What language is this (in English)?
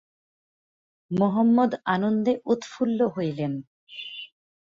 Bangla